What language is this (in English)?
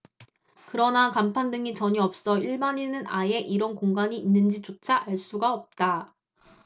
Korean